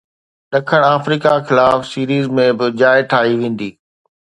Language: Sindhi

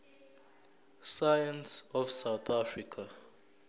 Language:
Zulu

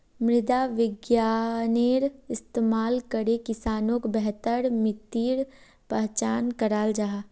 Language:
Magahi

